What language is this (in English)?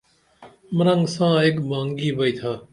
Dameli